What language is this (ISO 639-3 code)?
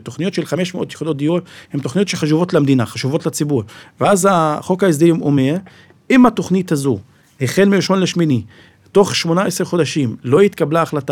heb